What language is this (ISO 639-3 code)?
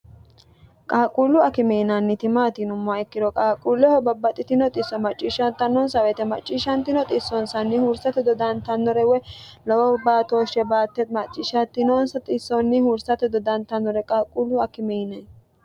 sid